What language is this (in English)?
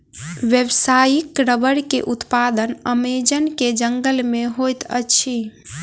Maithili